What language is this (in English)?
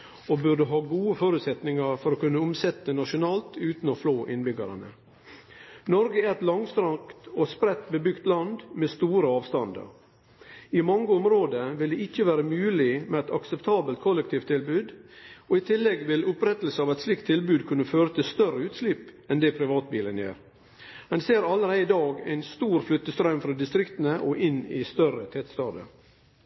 Norwegian Nynorsk